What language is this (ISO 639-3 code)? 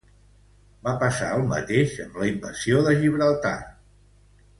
cat